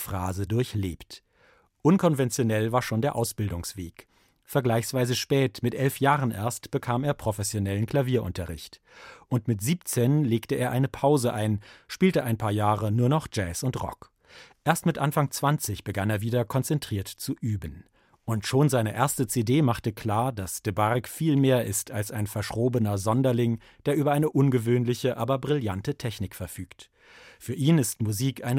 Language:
German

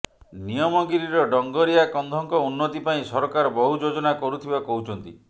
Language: Odia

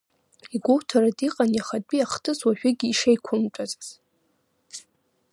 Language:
Abkhazian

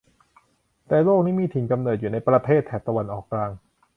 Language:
Thai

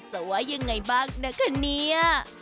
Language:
Thai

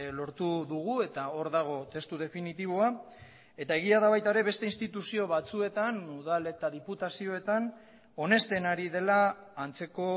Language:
Basque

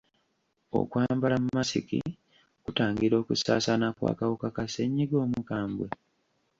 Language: Ganda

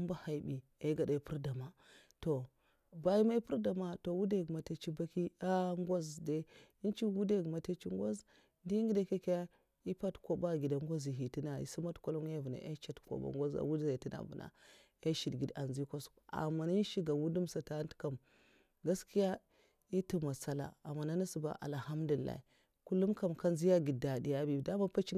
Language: Mafa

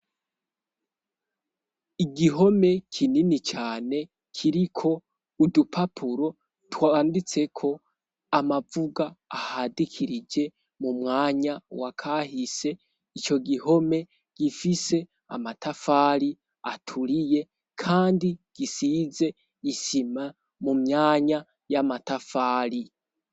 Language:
Rundi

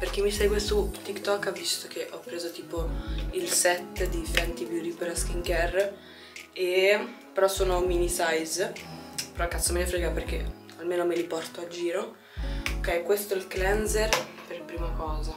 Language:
Italian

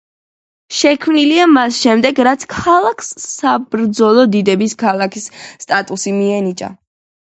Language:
Georgian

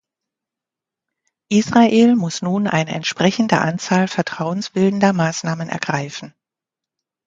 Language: German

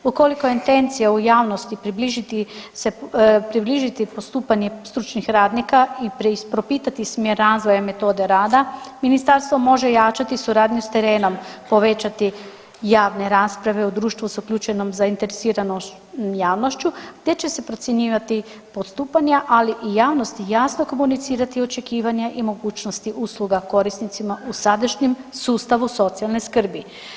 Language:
Croatian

